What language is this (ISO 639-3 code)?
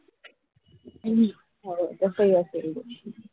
mar